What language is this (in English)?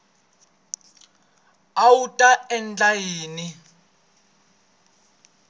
Tsonga